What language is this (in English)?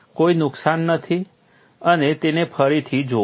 Gujarati